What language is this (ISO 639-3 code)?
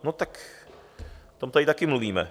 ces